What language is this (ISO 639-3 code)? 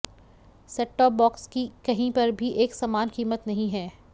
hin